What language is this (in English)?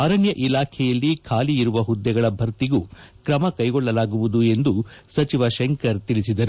Kannada